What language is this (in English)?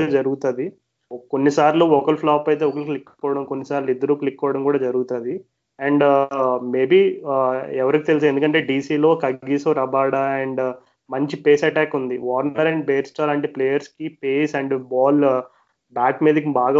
Telugu